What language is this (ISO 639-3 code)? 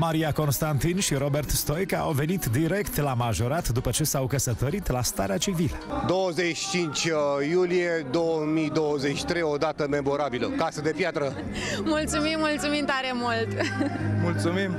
ron